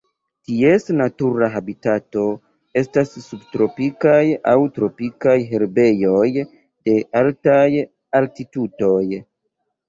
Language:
Esperanto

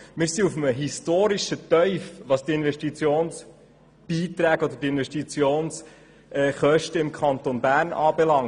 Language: Swiss German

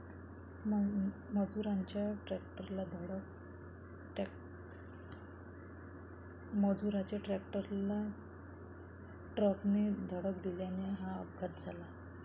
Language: Marathi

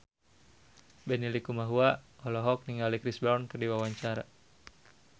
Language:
Sundanese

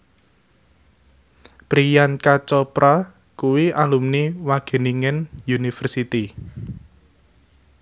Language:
Javanese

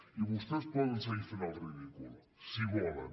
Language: Catalan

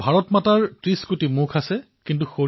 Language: Assamese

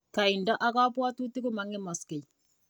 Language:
Kalenjin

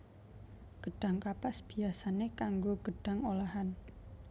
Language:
Javanese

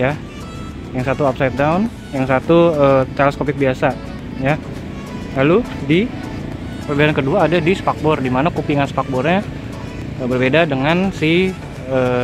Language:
Indonesian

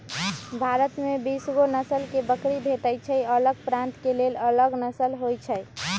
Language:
Magahi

